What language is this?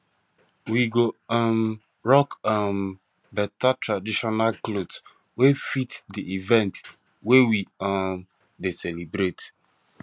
Nigerian Pidgin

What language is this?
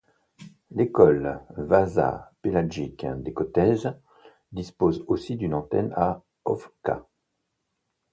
French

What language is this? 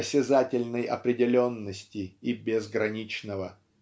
Russian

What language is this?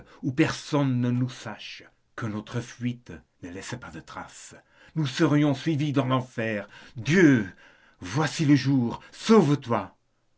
French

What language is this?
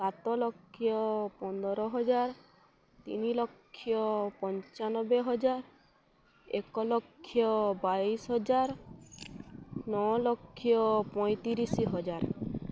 Odia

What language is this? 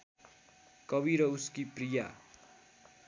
Nepali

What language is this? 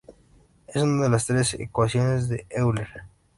Spanish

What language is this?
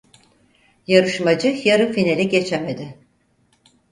Turkish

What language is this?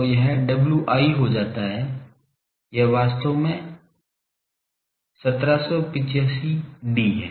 Hindi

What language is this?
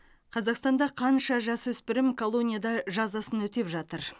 Kazakh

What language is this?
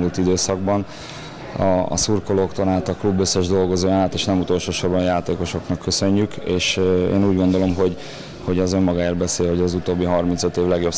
Hungarian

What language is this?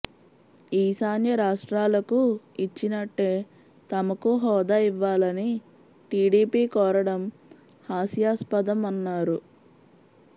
Telugu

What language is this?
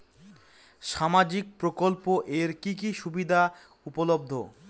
Bangla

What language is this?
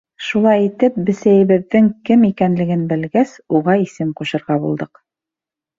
Bashkir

